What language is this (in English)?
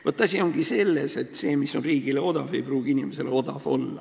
Estonian